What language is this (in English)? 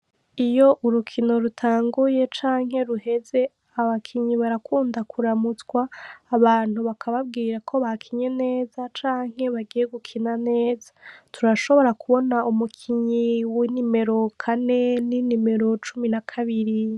Rundi